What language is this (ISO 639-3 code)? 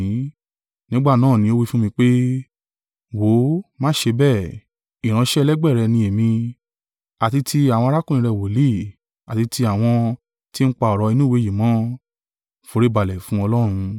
yor